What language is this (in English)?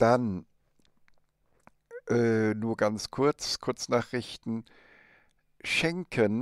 German